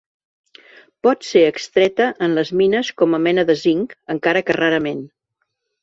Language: Catalan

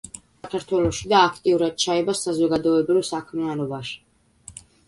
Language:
Georgian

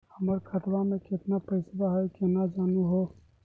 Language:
Magahi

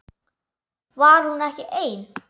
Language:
Icelandic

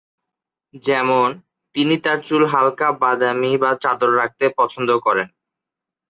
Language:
Bangla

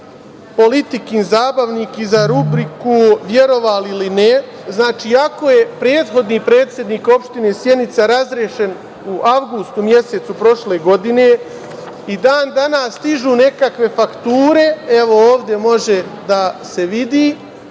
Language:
Serbian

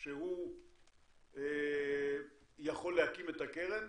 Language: Hebrew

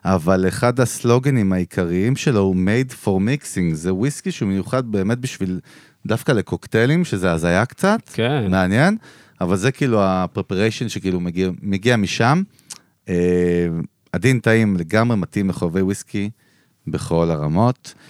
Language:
Hebrew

